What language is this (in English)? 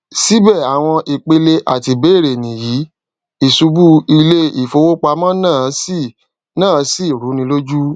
Yoruba